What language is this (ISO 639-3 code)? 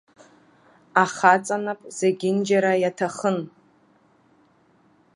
abk